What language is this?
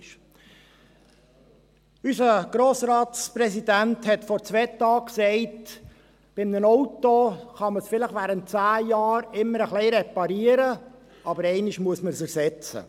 Swiss German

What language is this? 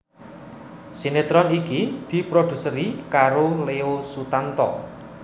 Javanese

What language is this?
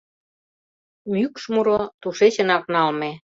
Mari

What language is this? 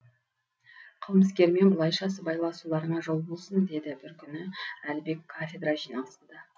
Kazakh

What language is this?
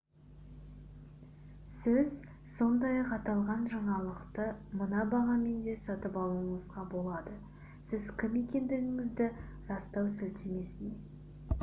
Kazakh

